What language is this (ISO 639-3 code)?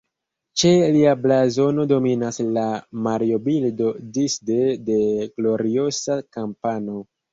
epo